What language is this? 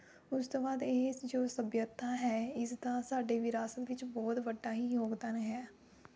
Punjabi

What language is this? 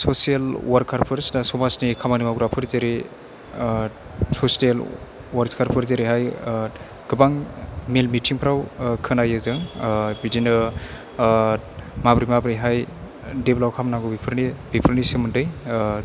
Bodo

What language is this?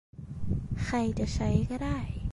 Thai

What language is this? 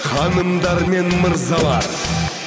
Kazakh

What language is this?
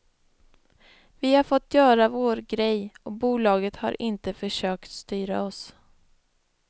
Swedish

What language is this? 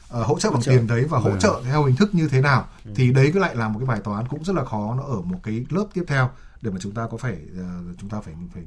Vietnamese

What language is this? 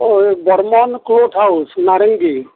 Assamese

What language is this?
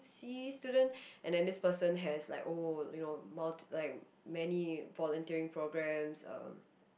English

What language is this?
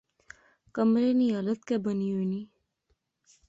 Pahari-Potwari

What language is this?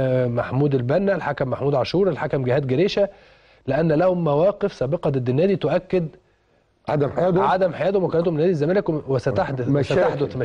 Arabic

